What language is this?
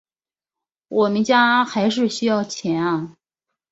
Chinese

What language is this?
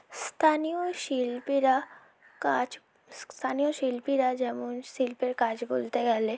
Bangla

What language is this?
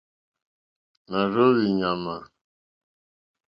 Mokpwe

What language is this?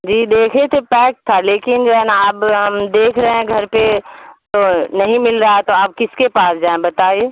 Urdu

